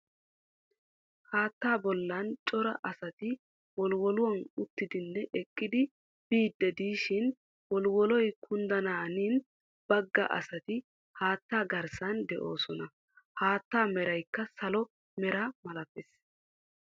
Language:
Wolaytta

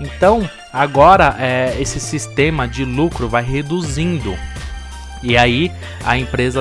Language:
Portuguese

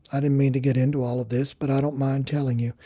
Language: English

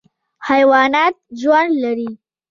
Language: Pashto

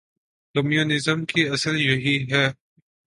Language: Urdu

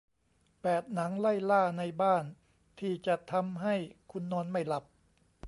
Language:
Thai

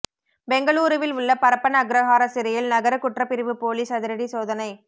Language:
Tamil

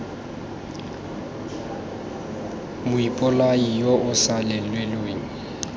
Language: Tswana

